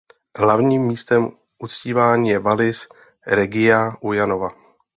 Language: Czech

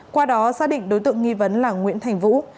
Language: Vietnamese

